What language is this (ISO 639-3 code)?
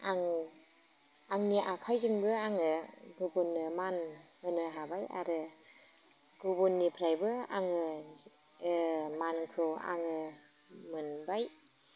brx